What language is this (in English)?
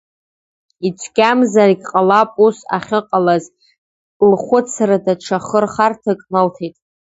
Abkhazian